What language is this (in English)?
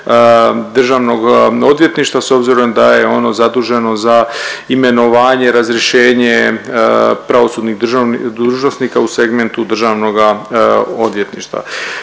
Croatian